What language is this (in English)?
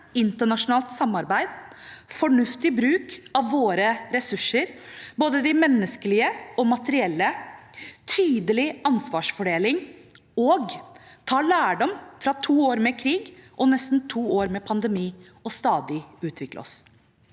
Norwegian